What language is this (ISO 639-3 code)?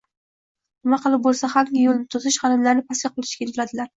uzb